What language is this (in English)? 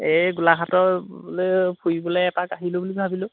Assamese